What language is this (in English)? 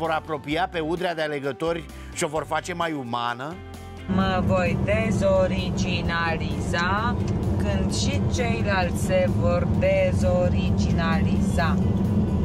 Romanian